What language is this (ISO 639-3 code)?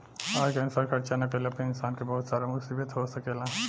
bho